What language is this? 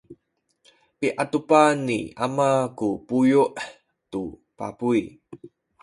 Sakizaya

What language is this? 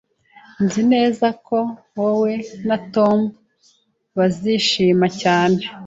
Kinyarwanda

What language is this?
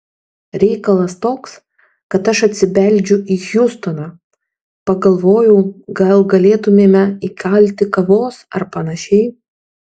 Lithuanian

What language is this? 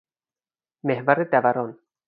Persian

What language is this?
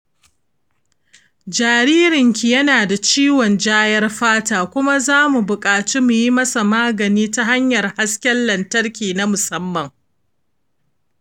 Hausa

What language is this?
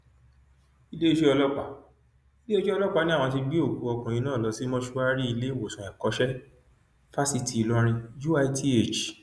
Yoruba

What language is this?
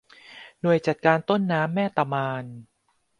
Thai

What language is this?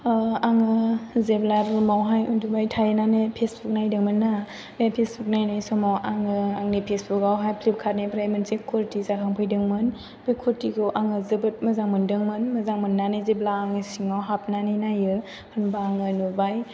Bodo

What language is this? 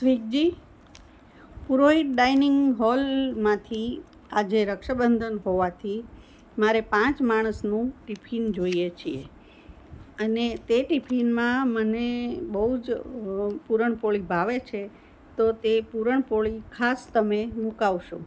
Gujarati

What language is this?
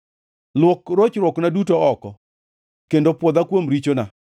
Luo (Kenya and Tanzania)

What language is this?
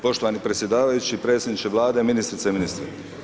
Croatian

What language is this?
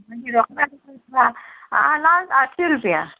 Konkani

